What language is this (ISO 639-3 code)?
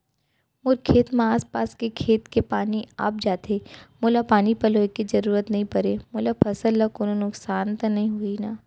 hne